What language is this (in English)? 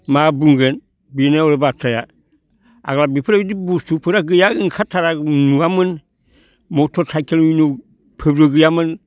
Bodo